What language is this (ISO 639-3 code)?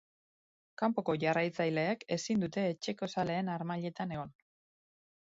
eus